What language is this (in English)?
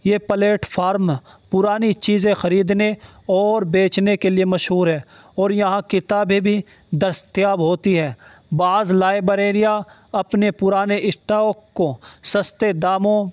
Urdu